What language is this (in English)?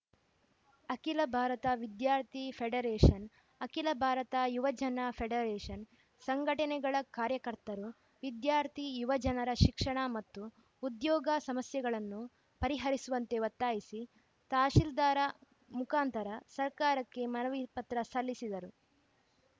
Kannada